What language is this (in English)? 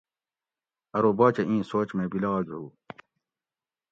Gawri